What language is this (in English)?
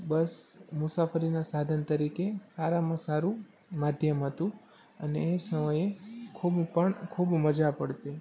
Gujarati